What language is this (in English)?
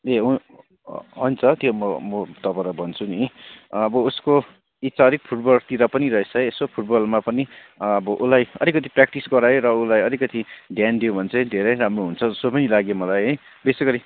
Nepali